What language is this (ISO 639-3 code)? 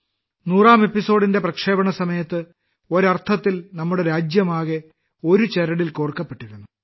mal